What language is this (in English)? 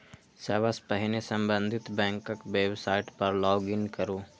Maithili